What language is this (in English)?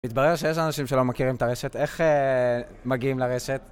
Hebrew